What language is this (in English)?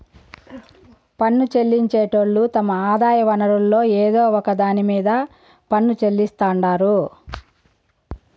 Telugu